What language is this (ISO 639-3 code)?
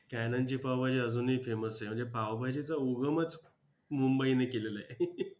mar